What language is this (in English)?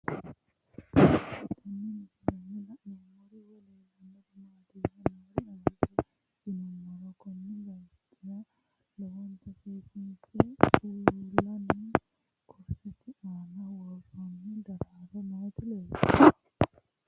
Sidamo